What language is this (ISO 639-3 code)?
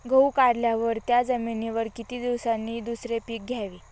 mar